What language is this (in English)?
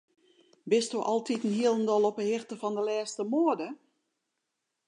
Western Frisian